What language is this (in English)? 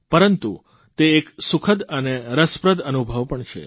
Gujarati